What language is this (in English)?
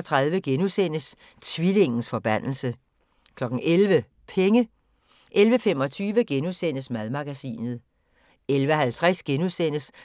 Danish